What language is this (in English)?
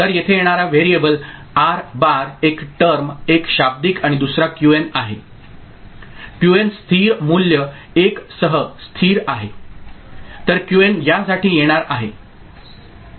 Marathi